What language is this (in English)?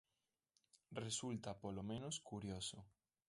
Galician